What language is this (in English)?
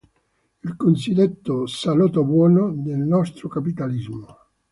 Italian